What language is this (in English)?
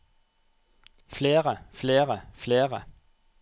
Norwegian